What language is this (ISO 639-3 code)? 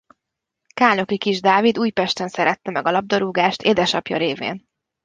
hun